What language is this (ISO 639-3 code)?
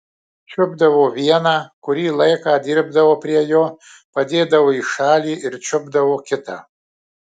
lit